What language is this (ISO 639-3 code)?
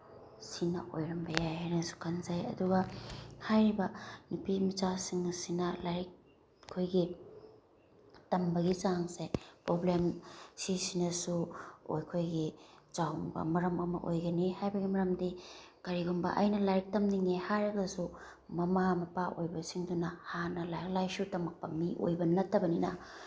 mni